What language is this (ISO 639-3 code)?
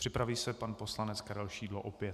ces